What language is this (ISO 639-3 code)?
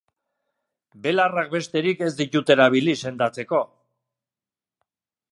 eus